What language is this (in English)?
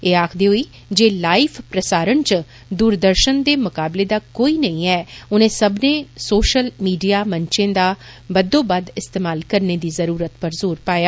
Dogri